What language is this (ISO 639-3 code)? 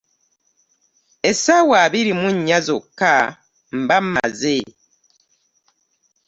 lug